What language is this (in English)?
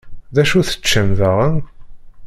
Kabyle